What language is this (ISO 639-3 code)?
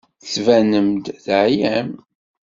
kab